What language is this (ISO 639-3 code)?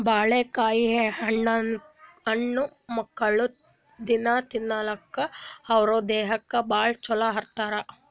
kan